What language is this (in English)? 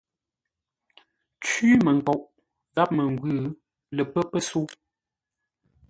Ngombale